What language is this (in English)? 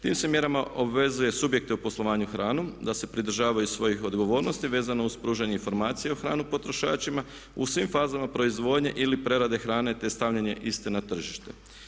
Croatian